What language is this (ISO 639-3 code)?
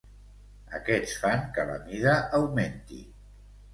cat